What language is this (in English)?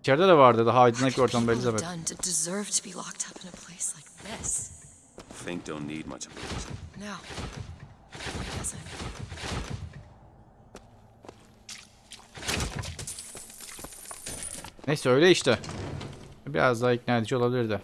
Turkish